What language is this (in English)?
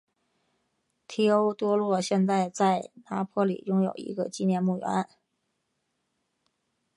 Chinese